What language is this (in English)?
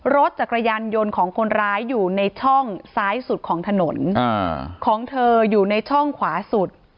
Thai